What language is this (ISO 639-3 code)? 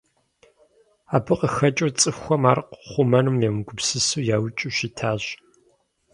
kbd